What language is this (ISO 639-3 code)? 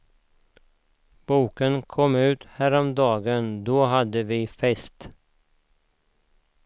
swe